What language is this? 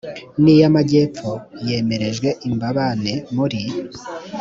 Kinyarwanda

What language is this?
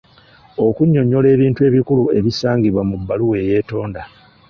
Ganda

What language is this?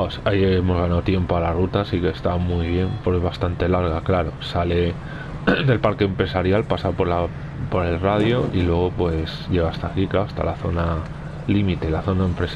Spanish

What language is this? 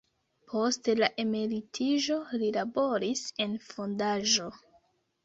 Esperanto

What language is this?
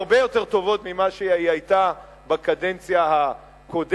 Hebrew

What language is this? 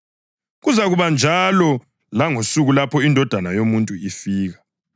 North Ndebele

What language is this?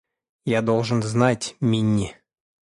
Russian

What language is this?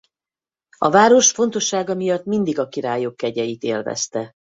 Hungarian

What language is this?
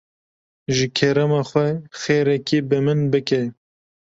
Kurdish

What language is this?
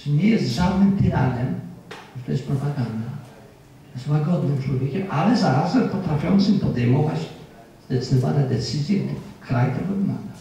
Polish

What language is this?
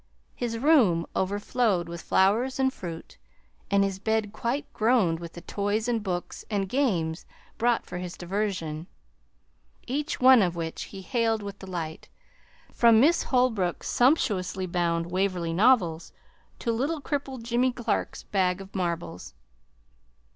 English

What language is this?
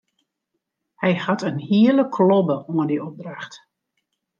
Western Frisian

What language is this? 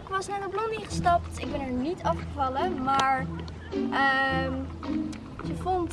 Dutch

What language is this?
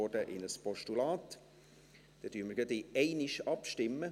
Swiss German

